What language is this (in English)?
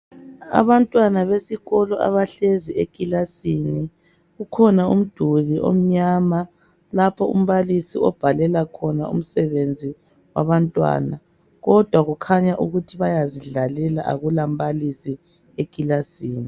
North Ndebele